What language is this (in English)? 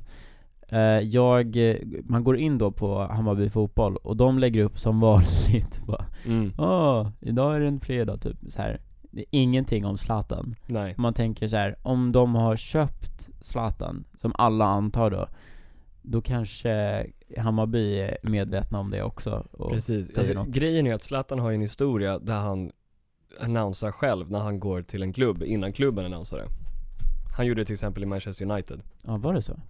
Swedish